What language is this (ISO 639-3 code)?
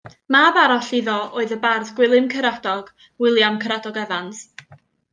cym